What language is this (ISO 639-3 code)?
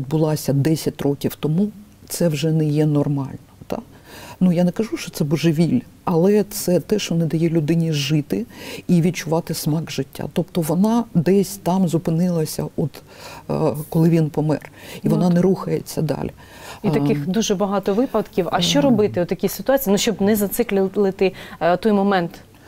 ukr